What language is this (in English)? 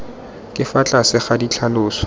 Tswana